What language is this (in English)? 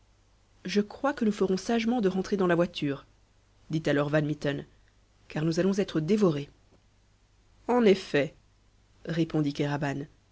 French